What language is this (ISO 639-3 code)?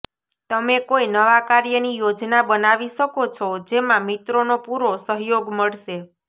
guj